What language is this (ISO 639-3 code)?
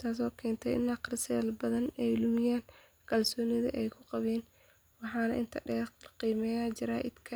som